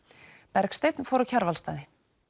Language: Icelandic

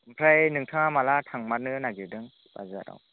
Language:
Bodo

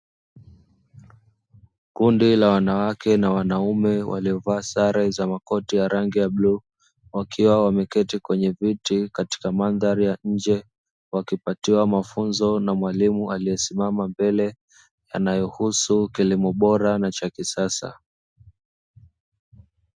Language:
Swahili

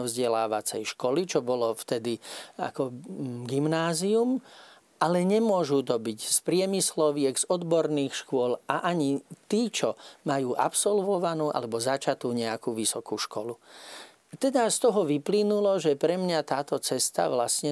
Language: Slovak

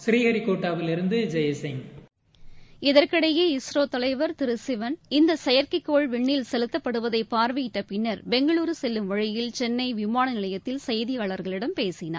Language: Tamil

